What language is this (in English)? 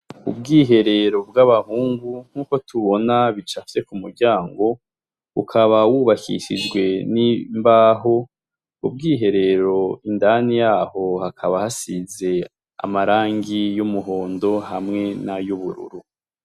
Rundi